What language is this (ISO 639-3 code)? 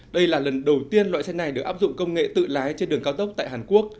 vie